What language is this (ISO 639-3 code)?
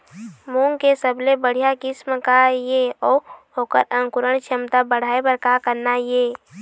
hne